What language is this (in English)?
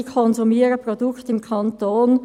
Swiss German